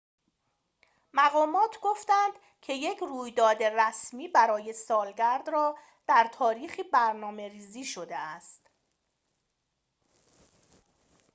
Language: Persian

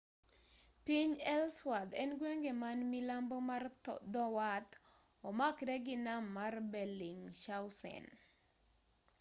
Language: Luo (Kenya and Tanzania)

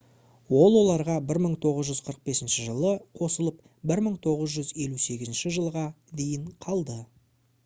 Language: Kazakh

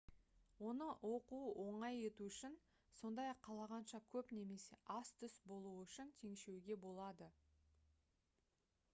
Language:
Kazakh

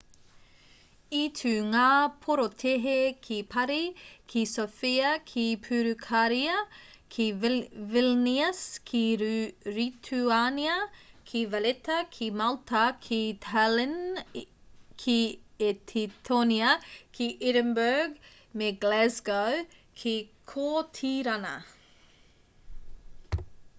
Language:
Māori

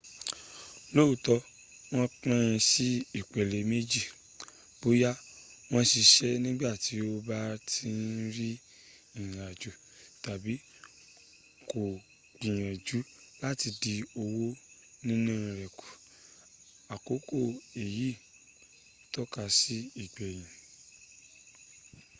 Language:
Yoruba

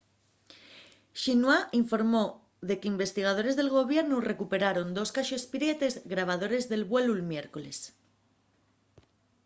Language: Asturian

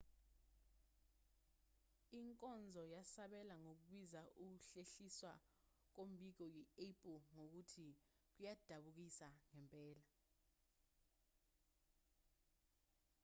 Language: Zulu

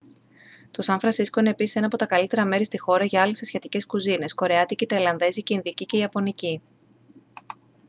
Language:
Greek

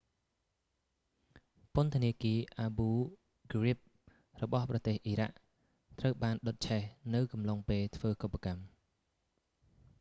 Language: Khmer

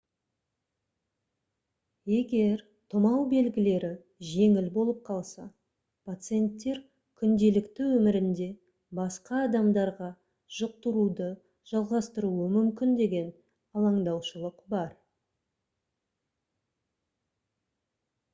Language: Kazakh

